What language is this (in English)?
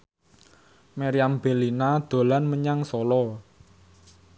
Javanese